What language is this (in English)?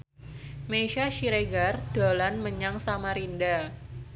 Javanese